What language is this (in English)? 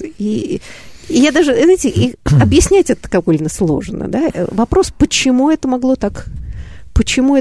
Russian